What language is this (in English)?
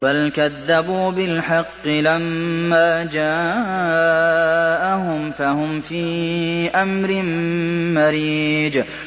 Arabic